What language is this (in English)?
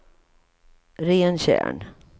Swedish